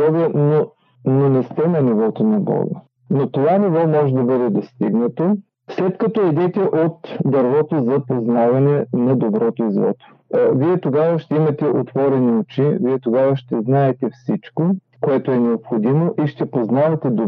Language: Bulgarian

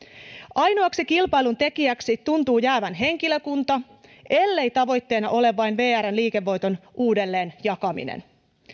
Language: Finnish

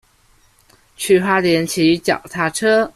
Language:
Chinese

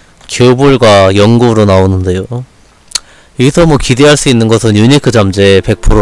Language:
Korean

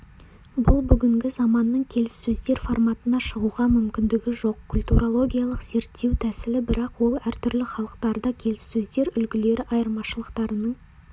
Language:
Kazakh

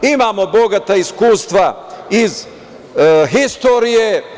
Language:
Serbian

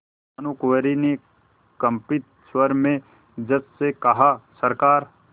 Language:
Hindi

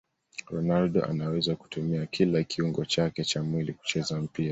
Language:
Swahili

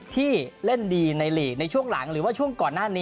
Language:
Thai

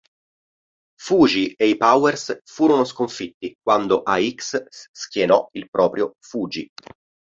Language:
Italian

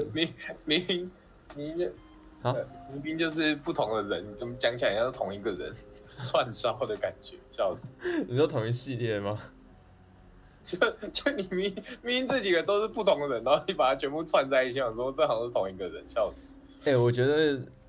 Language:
Chinese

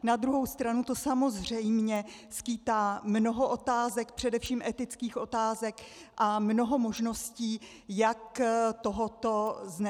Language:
Czech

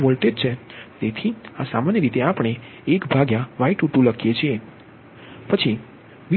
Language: Gujarati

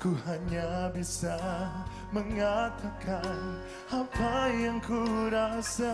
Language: Indonesian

